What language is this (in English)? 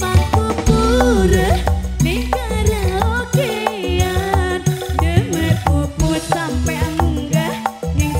Indonesian